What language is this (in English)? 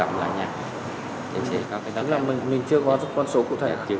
Vietnamese